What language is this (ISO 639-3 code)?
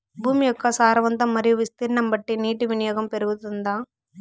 tel